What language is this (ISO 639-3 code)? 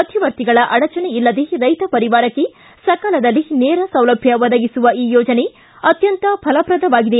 kan